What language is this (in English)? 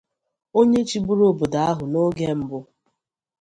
Igbo